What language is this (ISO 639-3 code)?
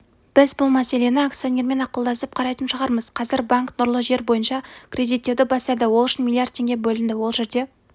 kaz